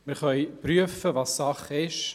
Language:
Swiss German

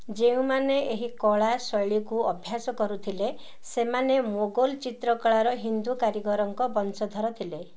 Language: Odia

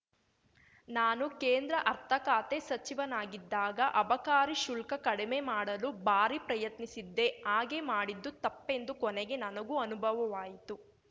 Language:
Kannada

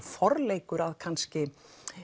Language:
Icelandic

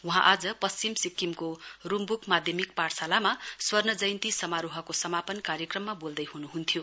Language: Nepali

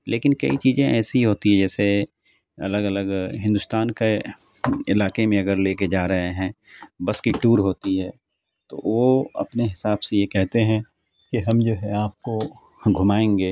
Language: Urdu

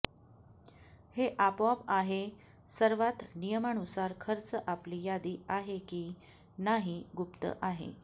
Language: Marathi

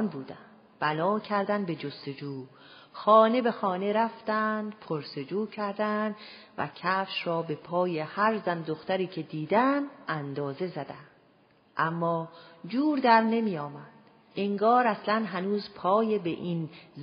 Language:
Persian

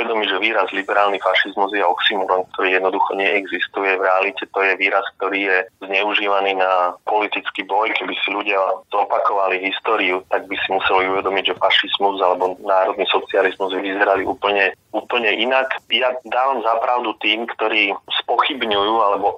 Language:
Slovak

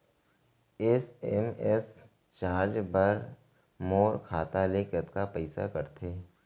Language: Chhattisgarhi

